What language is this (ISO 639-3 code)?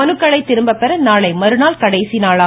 tam